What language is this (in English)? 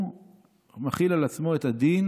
Hebrew